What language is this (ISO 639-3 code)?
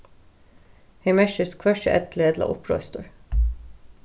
fao